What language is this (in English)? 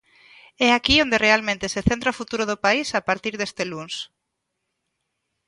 Galician